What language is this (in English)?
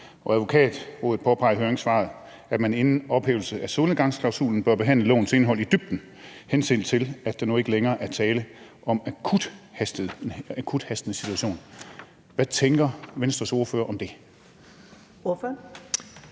Danish